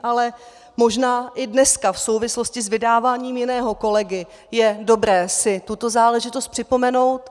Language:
Czech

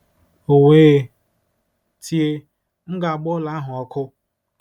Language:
Igbo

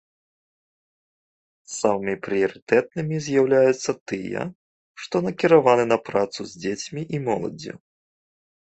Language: Belarusian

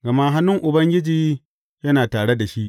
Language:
Hausa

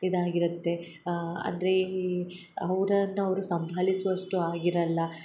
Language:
Kannada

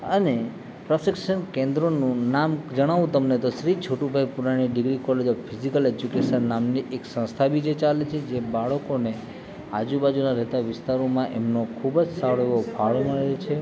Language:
Gujarati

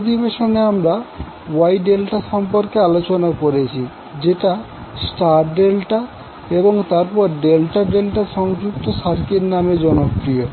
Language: Bangla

